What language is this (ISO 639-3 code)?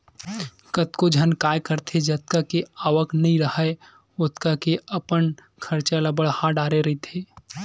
hne